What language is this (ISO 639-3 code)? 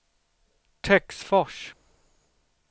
swe